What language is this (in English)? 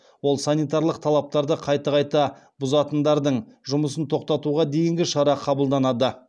Kazakh